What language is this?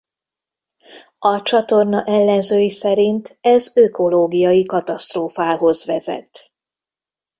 Hungarian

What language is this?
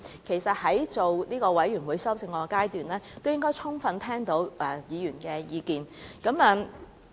Cantonese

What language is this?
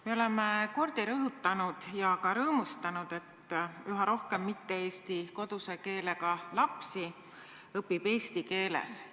Estonian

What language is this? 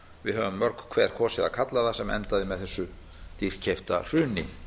Icelandic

